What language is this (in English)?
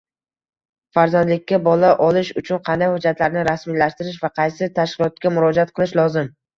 Uzbek